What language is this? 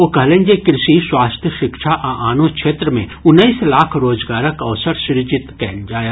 Maithili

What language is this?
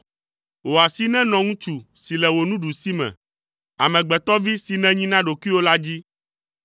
Ewe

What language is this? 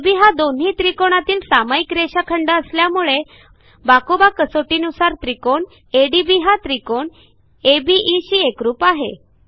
Marathi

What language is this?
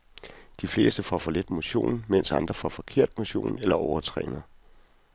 Danish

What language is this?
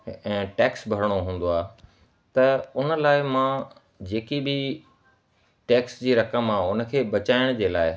Sindhi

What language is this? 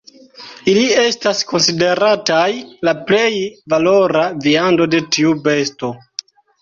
Esperanto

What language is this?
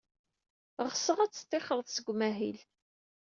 Kabyle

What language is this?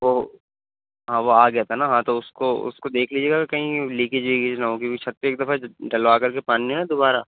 Urdu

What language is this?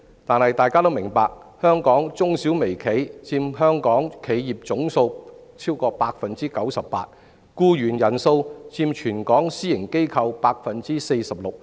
Cantonese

